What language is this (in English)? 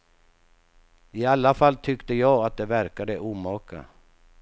Swedish